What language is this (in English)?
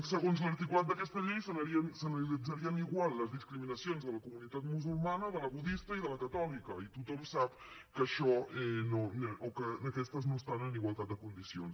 Catalan